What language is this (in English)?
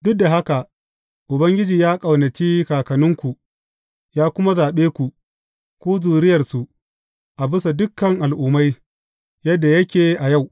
Hausa